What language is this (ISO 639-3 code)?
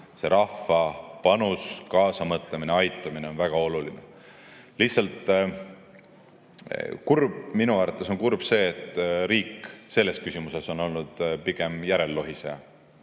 est